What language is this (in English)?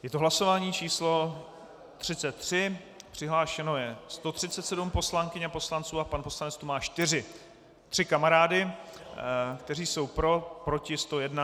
Czech